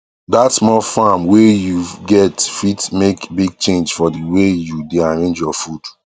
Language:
Nigerian Pidgin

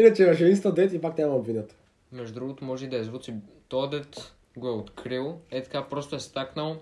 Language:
Bulgarian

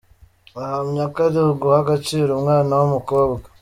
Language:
Kinyarwanda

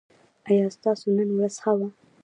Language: Pashto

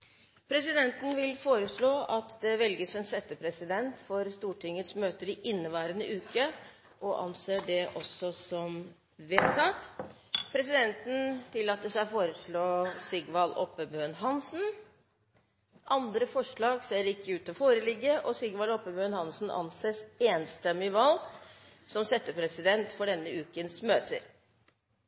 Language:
Norwegian Bokmål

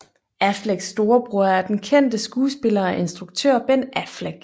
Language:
Danish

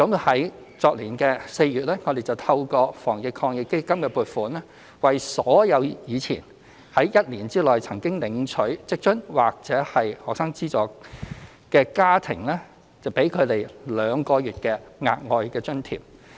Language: Cantonese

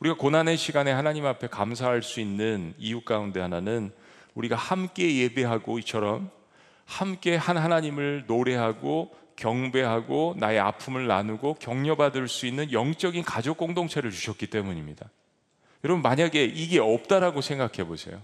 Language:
Korean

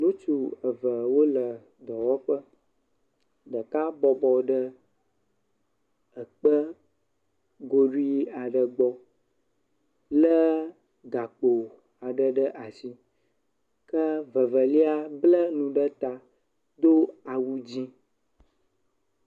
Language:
Ewe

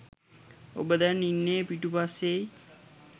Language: Sinhala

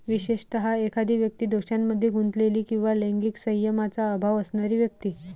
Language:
Marathi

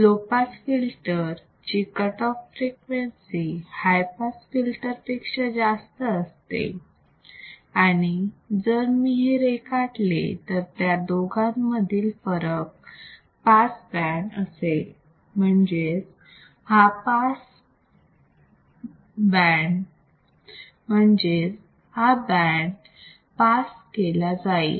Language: Marathi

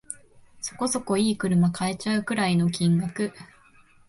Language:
Japanese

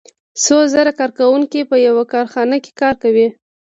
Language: Pashto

